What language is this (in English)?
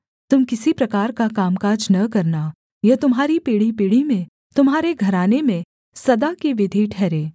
Hindi